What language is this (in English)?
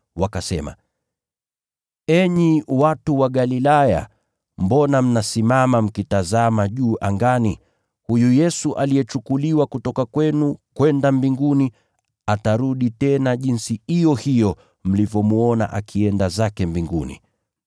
Swahili